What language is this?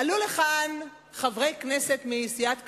Hebrew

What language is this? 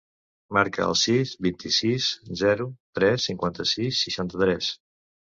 Catalan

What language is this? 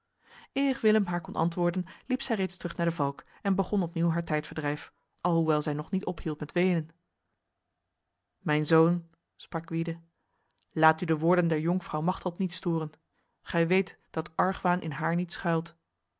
Dutch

